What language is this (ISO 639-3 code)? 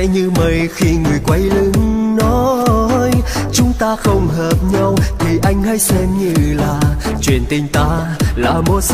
vie